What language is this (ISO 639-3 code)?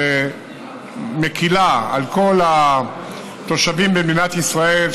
heb